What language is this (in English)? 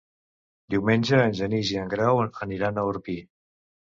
Catalan